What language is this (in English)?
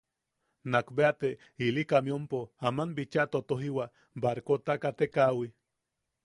Yaqui